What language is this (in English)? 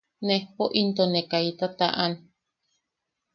Yaqui